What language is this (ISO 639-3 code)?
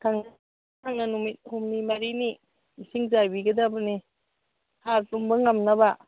mni